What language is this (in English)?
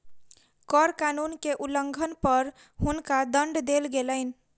Maithili